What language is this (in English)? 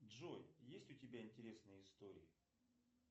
Russian